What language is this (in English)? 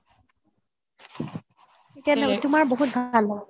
Assamese